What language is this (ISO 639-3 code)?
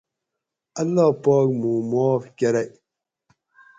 gwc